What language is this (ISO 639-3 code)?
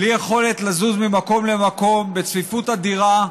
heb